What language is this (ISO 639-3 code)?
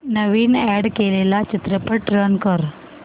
mar